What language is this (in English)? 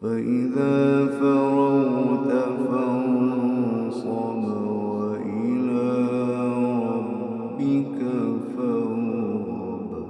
Arabic